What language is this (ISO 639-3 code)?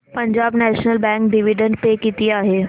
mar